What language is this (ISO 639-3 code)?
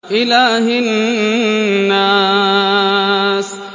ara